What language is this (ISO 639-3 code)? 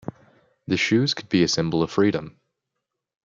eng